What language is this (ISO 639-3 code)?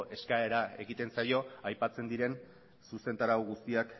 eus